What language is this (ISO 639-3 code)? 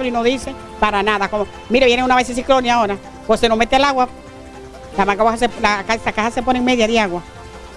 spa